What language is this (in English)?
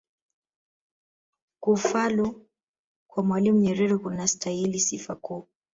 Swahili